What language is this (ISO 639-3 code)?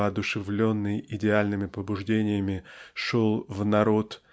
rus